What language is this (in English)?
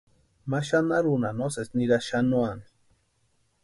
Western Highland Purepecha